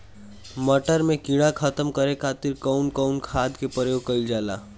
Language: Bhojpuri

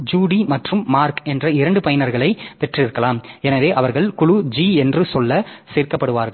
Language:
Tamil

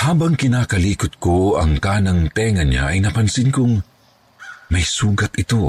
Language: Filipino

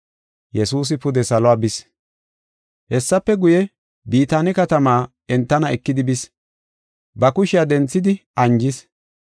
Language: Gofa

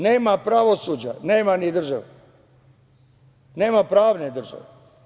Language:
Serbian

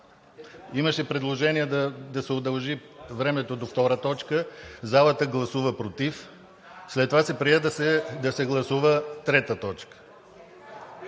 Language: Bulgarian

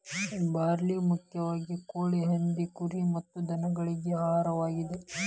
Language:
Kannada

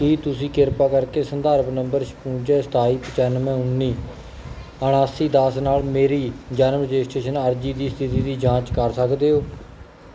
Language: Punjabi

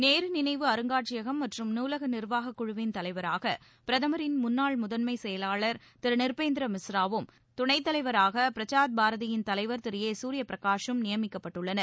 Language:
Tamil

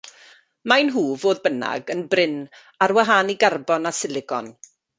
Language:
Welsh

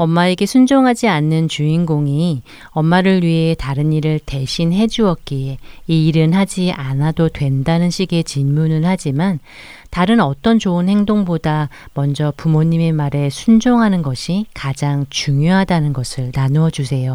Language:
Korean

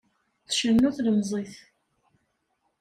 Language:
Kabyle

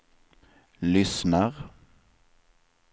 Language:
Swedish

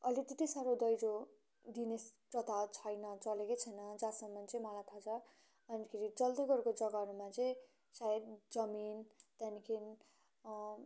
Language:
Nepali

